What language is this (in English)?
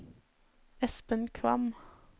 Norwegian